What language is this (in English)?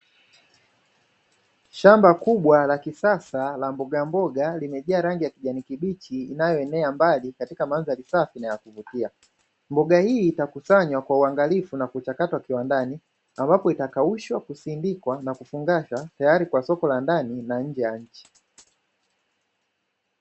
Swahili